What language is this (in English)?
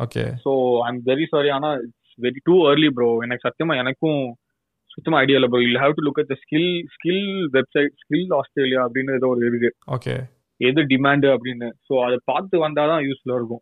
Tamil